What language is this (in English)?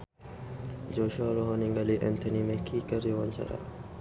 Sundanese